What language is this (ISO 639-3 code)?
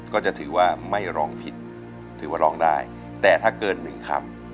tha